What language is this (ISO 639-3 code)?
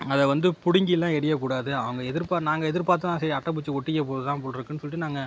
tam